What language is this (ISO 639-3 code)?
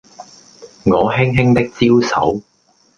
yue